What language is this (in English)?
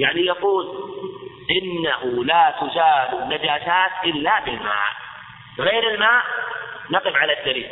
Arabic